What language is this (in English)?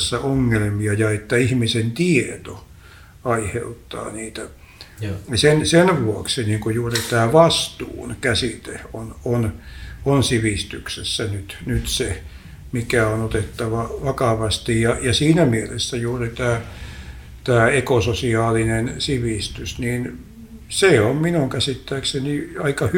Finnish